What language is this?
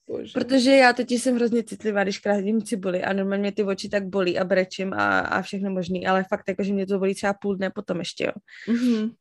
Czech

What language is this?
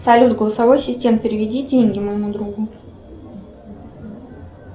Russian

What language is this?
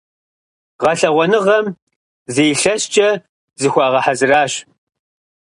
Kabardian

